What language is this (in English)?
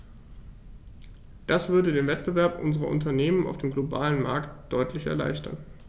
German